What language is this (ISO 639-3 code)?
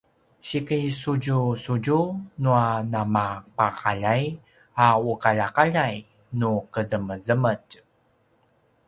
pwn